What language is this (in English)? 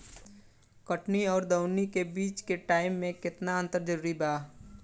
Bhojpuri